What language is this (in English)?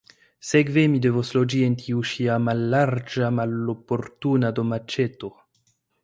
Esperanto